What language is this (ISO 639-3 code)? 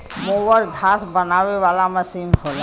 bho